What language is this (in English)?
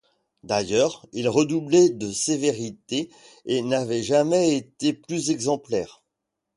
French